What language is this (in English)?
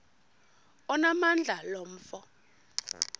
Xhosa